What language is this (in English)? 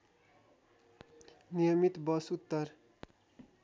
Nepali